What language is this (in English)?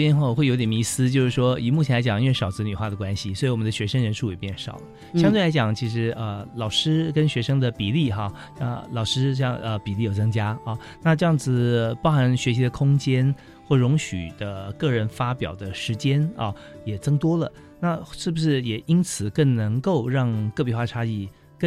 Chinese